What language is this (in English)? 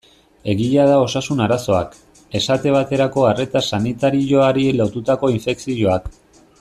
Basque